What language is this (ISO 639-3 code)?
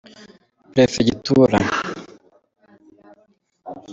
kin